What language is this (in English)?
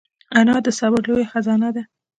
Pashto